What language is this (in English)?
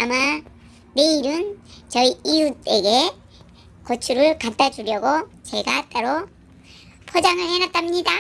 Korean